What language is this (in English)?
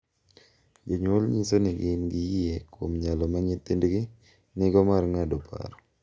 Luo (Kenya and Tanzania)